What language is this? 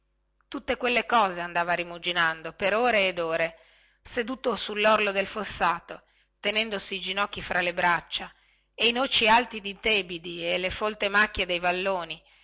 Italian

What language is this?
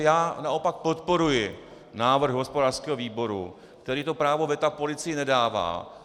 Czech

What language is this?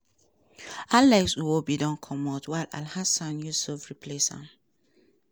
Nigerian Pidgin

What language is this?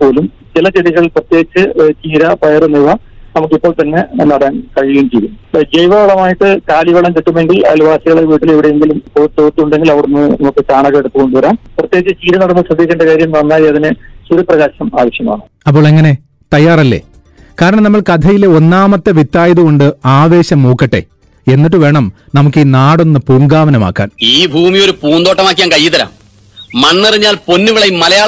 Malayalam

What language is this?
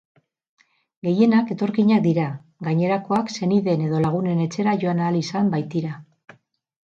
Basque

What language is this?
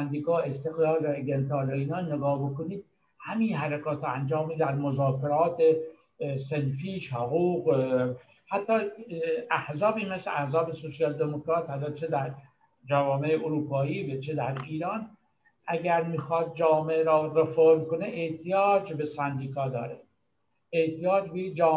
Persian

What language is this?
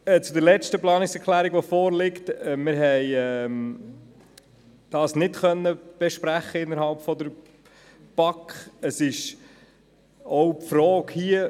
Swiss German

